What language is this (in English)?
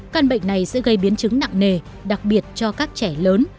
Vietnamese